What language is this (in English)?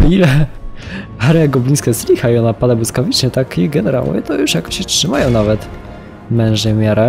Polish